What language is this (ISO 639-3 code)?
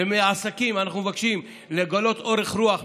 heb